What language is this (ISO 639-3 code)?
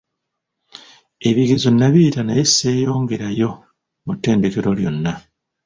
lug